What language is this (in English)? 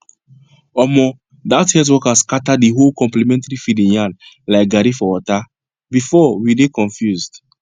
Nigerian Pidgin